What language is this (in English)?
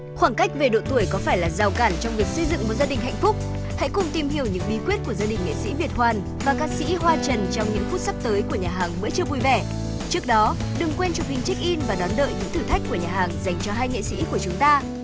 Vietnamese